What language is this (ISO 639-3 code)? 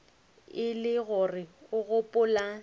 nso